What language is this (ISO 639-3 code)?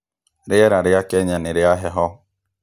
kik